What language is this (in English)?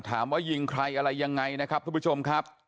Thai